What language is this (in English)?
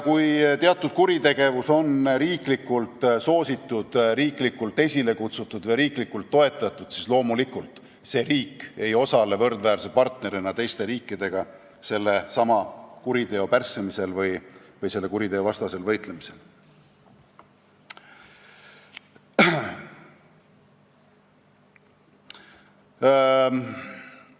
Estonian